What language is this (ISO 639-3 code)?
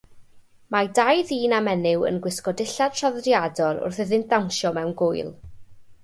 cym